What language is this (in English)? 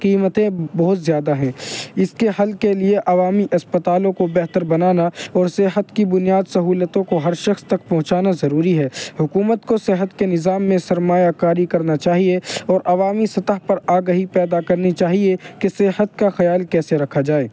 Urdu